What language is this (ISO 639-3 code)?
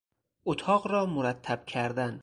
fas